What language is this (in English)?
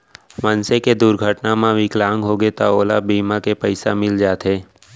Chhattisgarhi